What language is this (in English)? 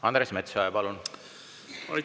Estonian